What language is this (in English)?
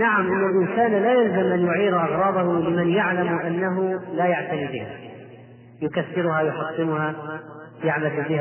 Arabic